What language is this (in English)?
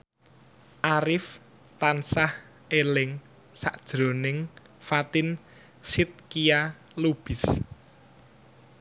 Javanese